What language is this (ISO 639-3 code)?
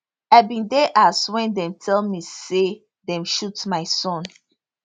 pcm